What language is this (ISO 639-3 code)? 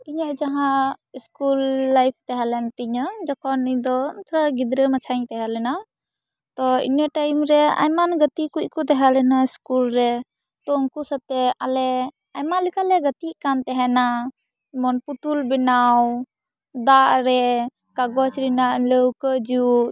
sat